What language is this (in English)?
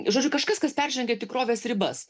Lithuanian